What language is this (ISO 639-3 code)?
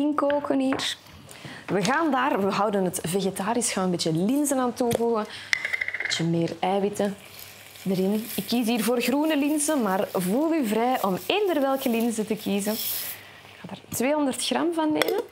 nld